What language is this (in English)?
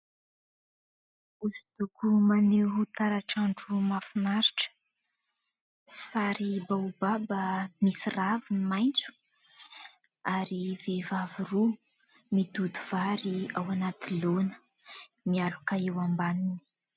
Malagasy